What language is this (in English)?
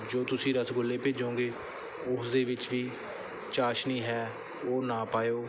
Punjabi